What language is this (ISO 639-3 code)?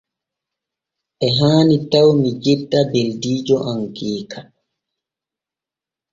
fue